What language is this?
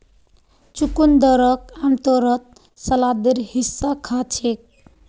Magahi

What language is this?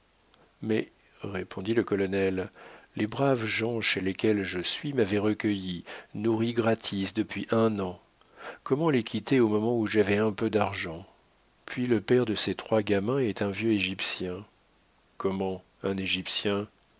French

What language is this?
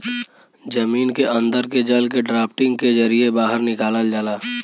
Bhojpuri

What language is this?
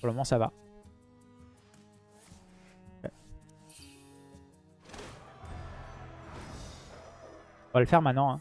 French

